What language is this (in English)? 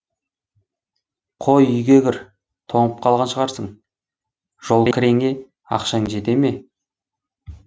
Kazakh